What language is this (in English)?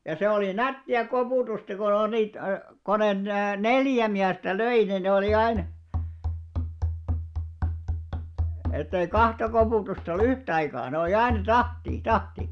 Finnish